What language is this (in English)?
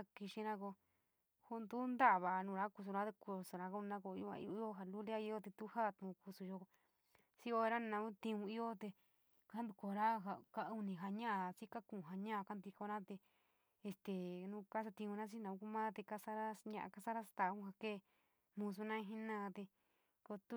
San Miguel El Grande Mixtec